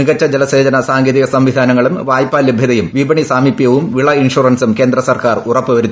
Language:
Malayalam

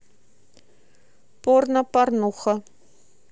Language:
Russian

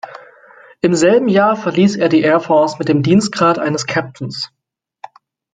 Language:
German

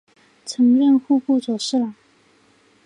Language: Chinese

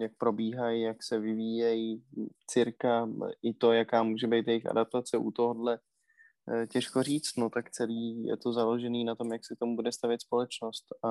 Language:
Czech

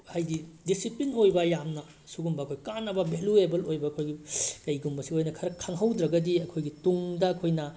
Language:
Manipuri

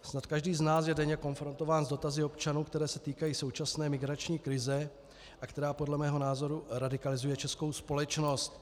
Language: Czech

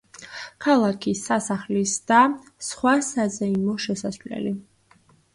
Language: Georgian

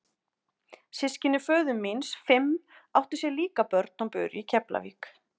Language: Icelandic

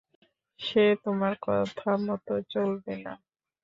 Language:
Bangla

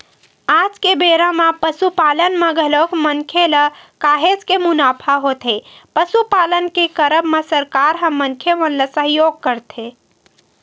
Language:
Chhattisgarhi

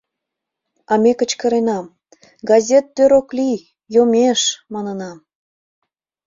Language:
Mari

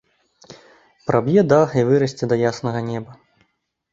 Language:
Belarusian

